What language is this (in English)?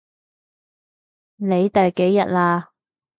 Cantonese